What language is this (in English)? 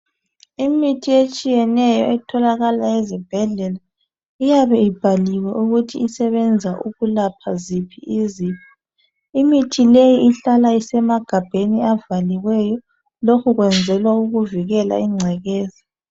North Ndebele